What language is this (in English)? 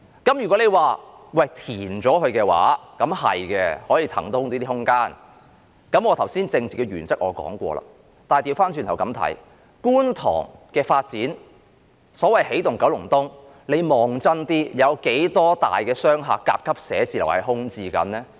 Cantonese